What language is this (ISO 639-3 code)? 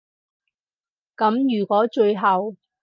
yue